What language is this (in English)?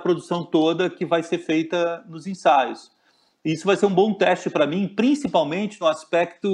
Portuguese